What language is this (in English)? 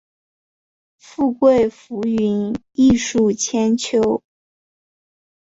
Chinese